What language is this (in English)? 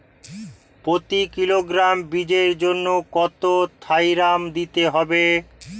Bangla